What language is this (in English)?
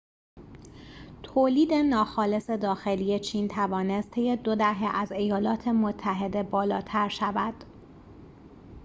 Persian